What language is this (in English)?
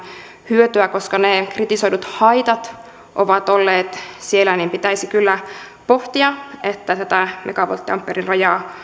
Finnish